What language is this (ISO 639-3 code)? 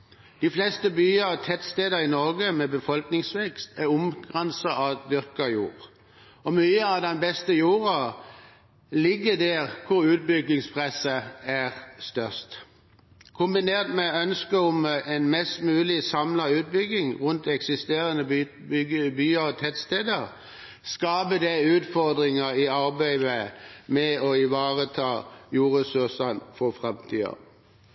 nob